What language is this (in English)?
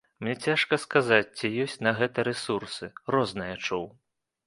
Belarusian